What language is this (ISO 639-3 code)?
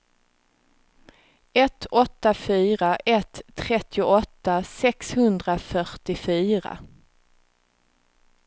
swe